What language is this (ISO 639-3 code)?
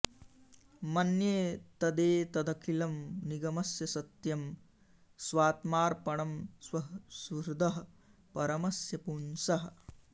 san